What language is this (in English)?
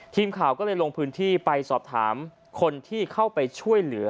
Thai